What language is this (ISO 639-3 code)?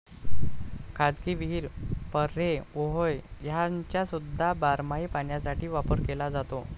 mar